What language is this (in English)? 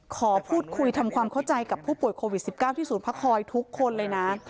Thai